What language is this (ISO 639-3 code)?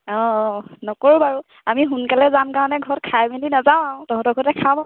asm